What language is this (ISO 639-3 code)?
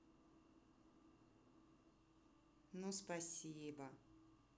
rus